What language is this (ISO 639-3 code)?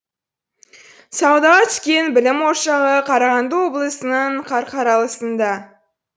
kaz